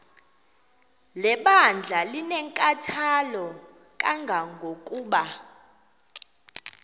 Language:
Xhosa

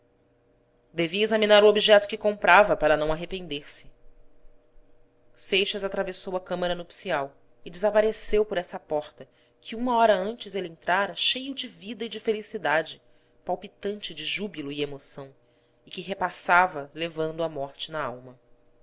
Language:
Portuguese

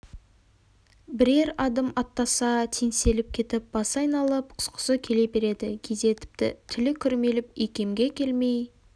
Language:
Kazakh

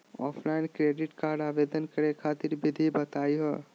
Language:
Magahi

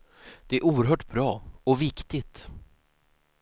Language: Swedish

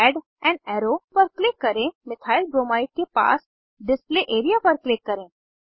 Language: Hindi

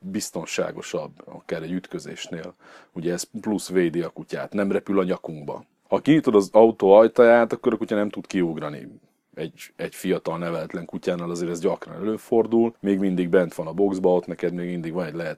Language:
Hungarian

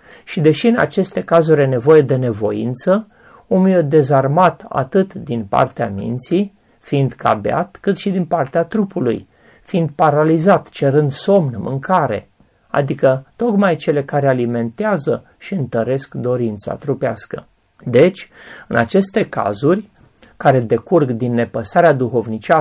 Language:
Romanian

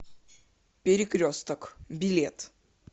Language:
Russian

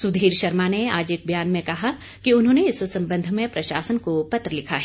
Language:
Hindi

